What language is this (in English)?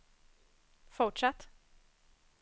Swedish